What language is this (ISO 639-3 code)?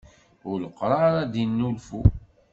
kab